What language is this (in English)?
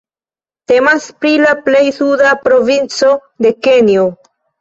Esperanto